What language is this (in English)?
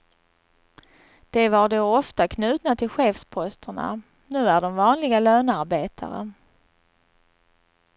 Swedish